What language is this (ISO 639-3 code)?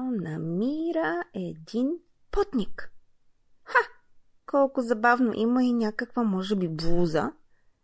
bul